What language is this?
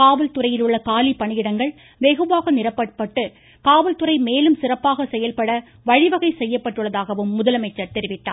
Tamil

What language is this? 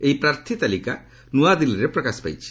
Odia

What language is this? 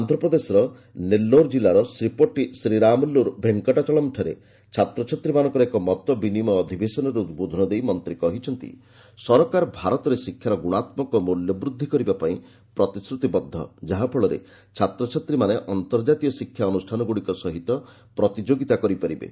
Odia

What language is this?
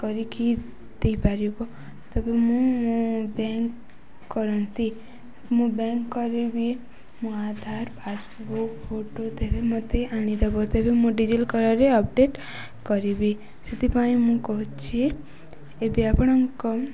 Odia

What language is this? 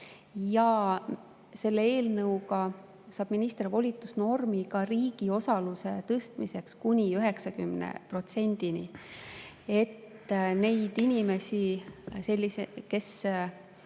Estonian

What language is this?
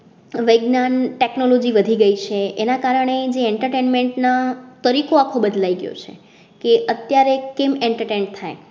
Gujarati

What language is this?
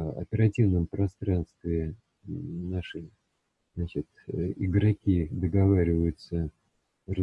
Russian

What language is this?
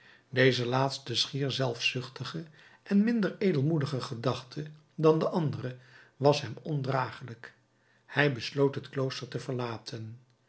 Dutch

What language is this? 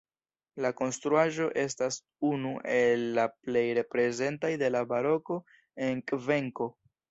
Esperanto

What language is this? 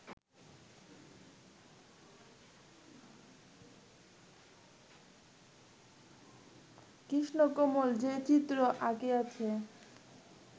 Bangla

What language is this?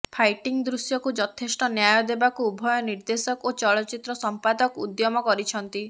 Odia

